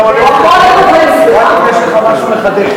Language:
Hebrew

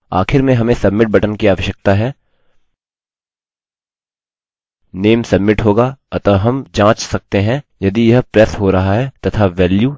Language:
Hindi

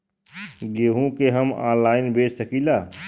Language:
Bhojpuri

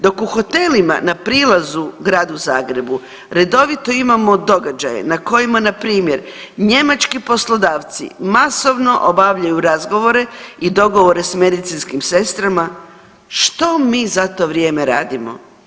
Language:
Croatian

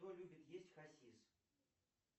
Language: Russian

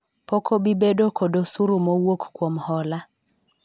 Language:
Luo (Kenya and Tanzania)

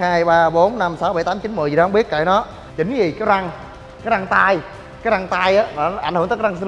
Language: Vietnamese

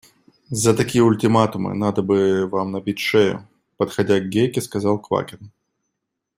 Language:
Russian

